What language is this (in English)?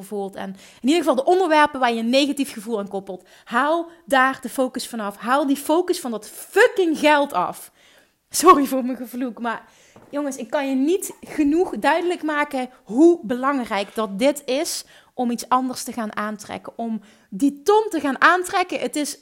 Dutch